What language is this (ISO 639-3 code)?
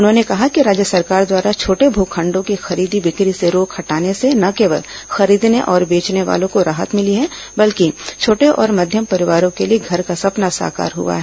hin